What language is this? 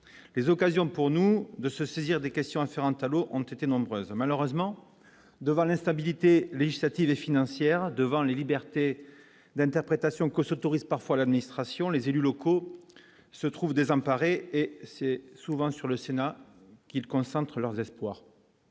French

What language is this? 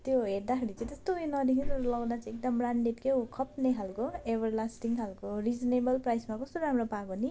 Nepali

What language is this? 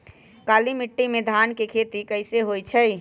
Magahi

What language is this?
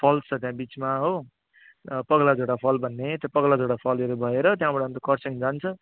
Nepali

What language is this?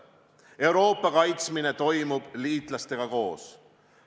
Estonian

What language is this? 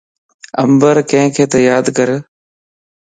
Lasi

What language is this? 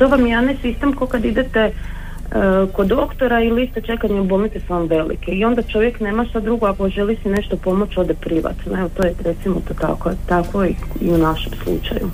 Croatian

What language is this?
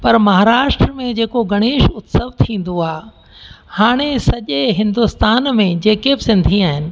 Sindhi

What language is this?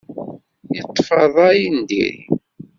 Kabyle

